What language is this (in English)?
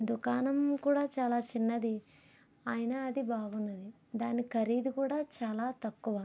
Telugu